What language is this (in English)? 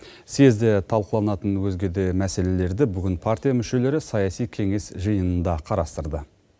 Kazakh